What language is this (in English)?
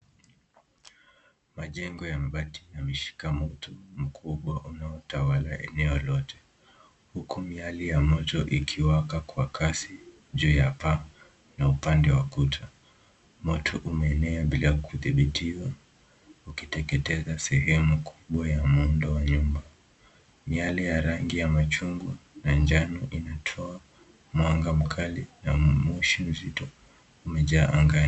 Swahili